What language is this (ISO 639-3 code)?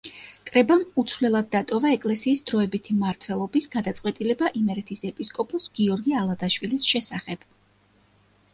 kat